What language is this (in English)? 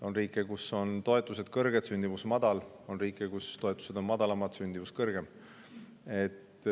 Estonian